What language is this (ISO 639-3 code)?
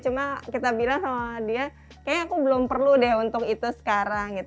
ind